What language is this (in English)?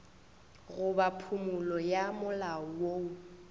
Northern Sotho